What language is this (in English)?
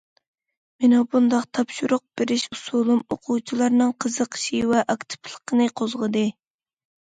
Uyghur